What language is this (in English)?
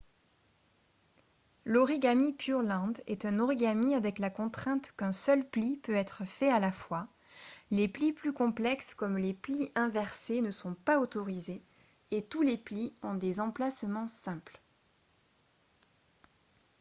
French